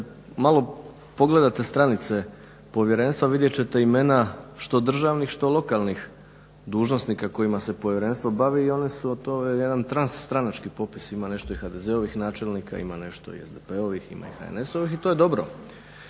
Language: Croatian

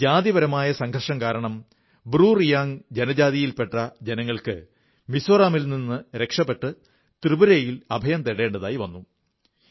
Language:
Malayalam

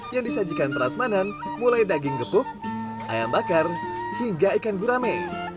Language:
Indonesian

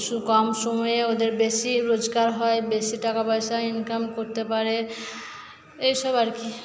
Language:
Bangla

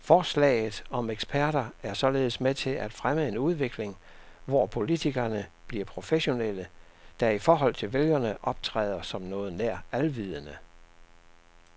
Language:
Danish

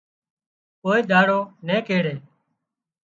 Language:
Wadiyara Koli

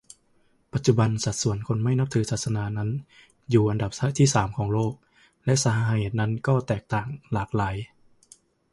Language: Thai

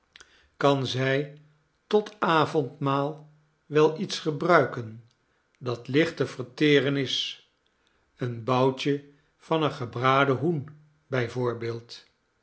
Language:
Dutch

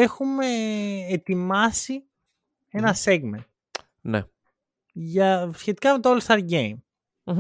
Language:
Greek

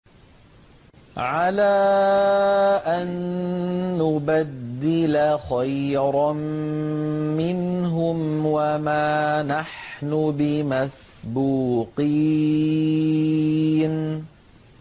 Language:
Arabic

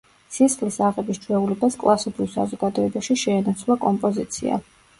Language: Georgian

